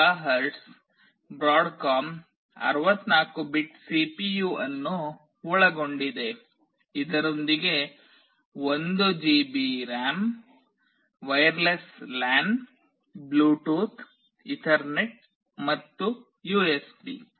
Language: Kannada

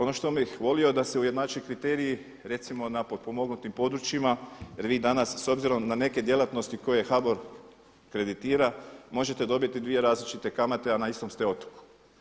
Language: Croatian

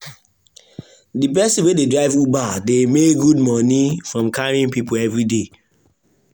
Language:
Nigerian Pidgin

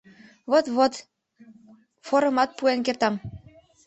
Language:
Mari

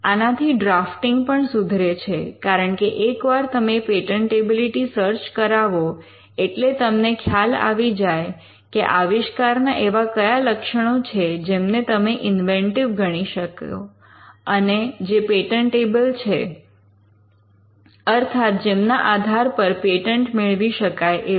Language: Gujarati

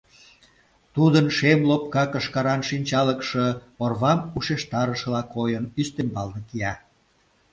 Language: Mari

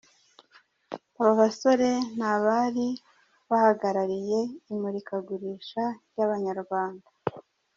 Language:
Kinyarwanda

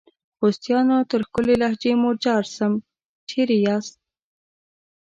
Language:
Pashto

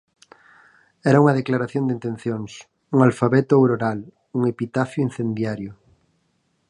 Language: Galician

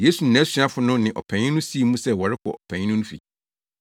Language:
Akan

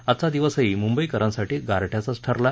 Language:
Marathi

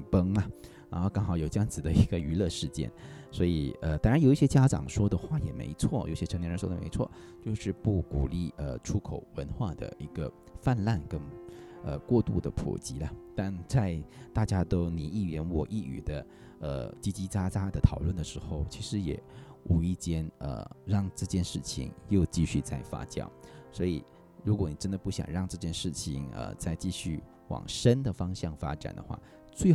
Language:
Chinese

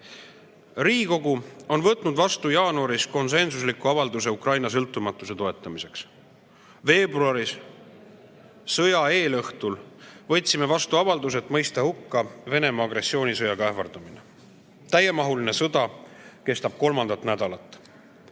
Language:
Estonian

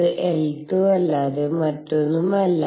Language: Malayalam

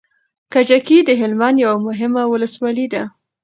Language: Pashto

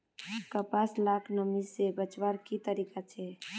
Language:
Magahi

